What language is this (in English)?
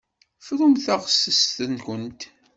Kabyle